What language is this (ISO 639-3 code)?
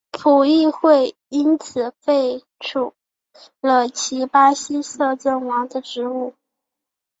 zho